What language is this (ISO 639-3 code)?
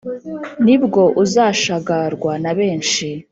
kin